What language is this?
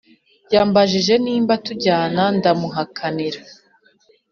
Kinyarwanda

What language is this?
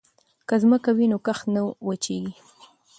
Pashto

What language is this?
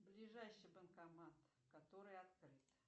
Russian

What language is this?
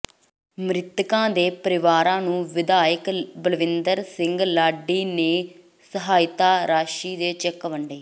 Punjabi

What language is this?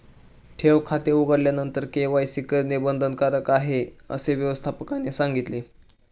Marathi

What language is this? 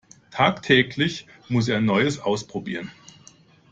German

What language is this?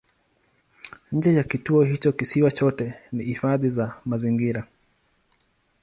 Swahili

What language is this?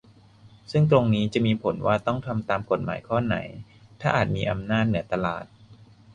Thai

